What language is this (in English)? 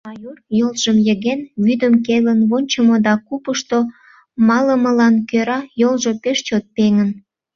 Mari